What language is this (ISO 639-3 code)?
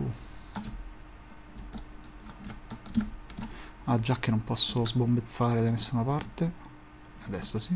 ita